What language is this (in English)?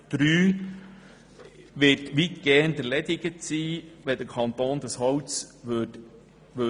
Swiss German